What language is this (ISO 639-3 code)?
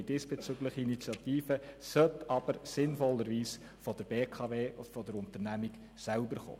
gsw